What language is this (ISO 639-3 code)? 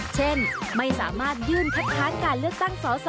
tha